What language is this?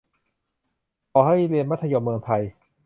Thai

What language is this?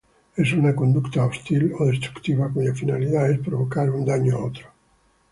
Spanish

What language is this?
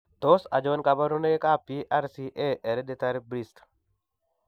Kalenjin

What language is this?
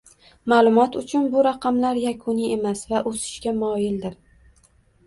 Uzbek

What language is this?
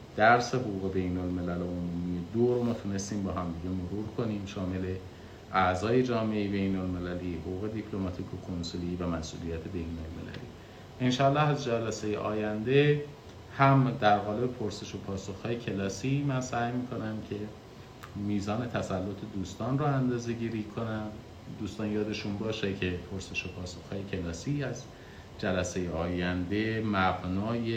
Persian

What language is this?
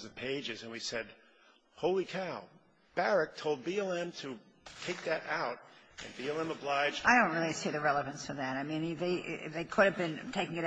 English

